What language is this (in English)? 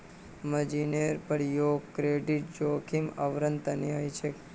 Magahi